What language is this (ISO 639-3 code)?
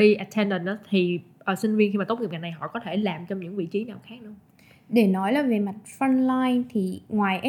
vie